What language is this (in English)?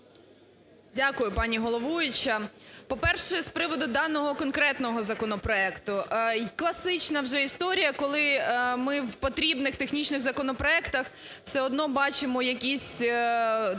Ukrainian